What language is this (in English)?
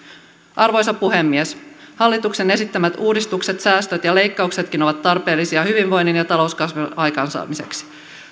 Finnish